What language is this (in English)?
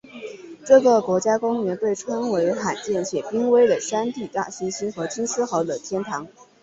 Chinese